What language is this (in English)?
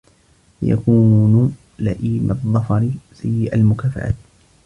Arabic